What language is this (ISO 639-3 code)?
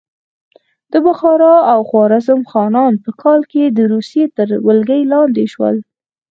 pus